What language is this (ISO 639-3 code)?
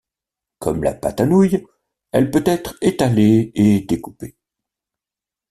fra